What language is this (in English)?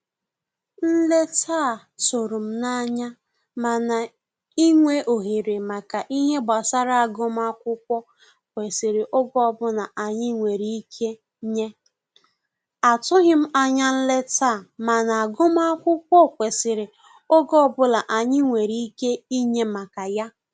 Igbo